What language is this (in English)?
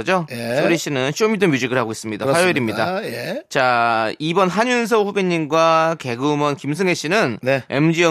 Korean